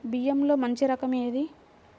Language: Telugu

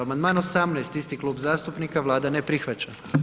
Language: Croatian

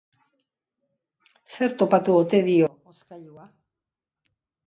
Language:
Basque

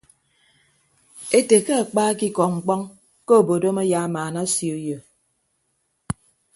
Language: Ibibio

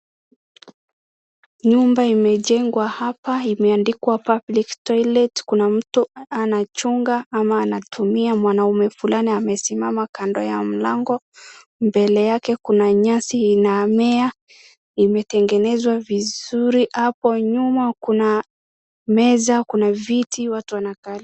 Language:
Swahili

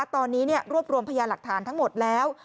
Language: Thai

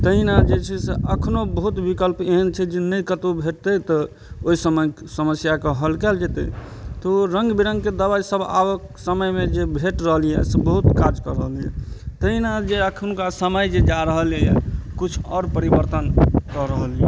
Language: Maithili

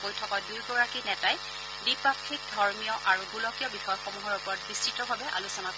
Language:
Assamese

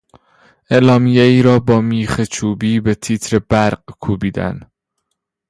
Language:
Persian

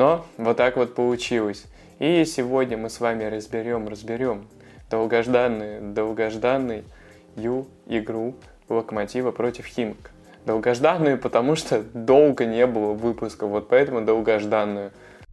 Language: Russian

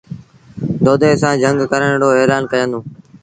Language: Sindhi Bhil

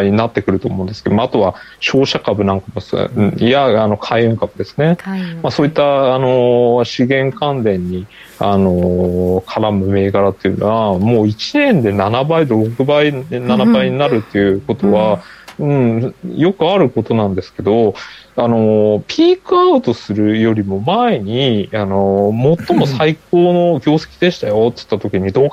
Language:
Japanese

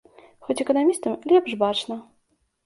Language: Belarusian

